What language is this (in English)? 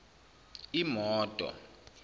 Zulu